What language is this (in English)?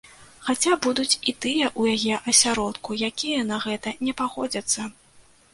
Belarusian